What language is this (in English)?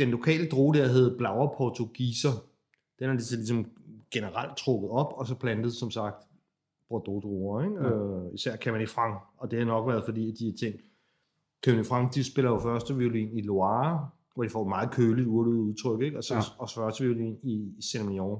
Danish